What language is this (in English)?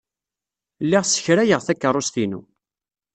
Kabyle